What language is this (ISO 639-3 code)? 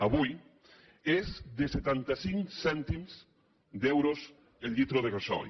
cat